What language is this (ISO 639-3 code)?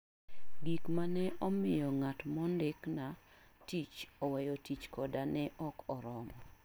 luo